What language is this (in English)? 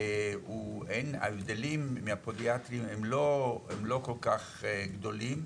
Hebrew